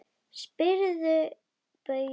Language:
Icelandic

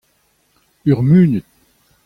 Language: Breton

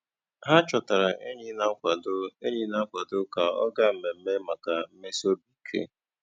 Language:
Igbo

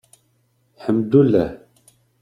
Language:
Kabyle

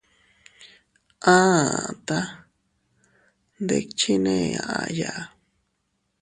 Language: Teutila Cuicatec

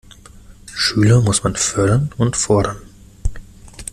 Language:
German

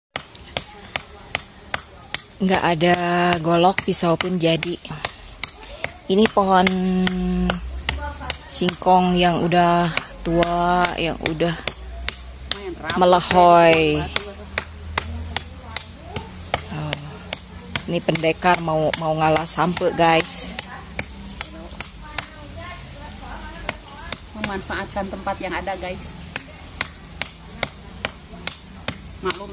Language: Indonesian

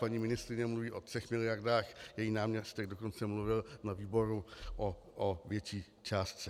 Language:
Czech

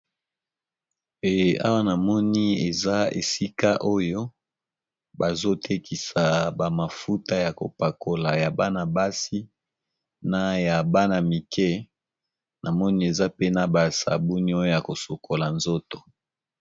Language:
Lingala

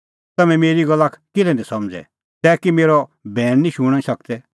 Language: Kullu Pahari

